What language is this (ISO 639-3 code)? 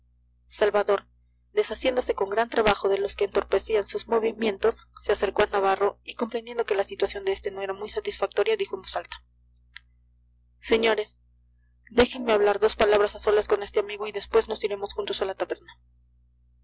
spa